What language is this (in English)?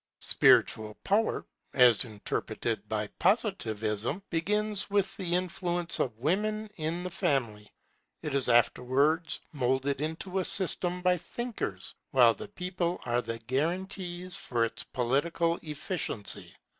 English